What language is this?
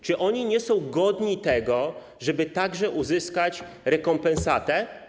Polish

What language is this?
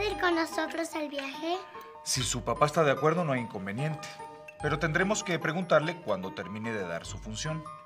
Spanish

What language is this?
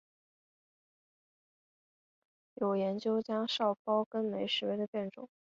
Chinese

